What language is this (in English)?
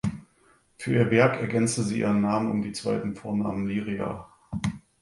German